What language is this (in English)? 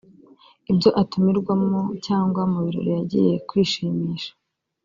Kinyarwanda